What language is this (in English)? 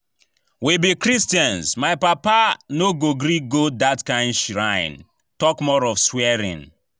Nigerian Pidgin